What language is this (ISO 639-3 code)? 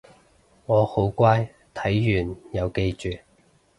yue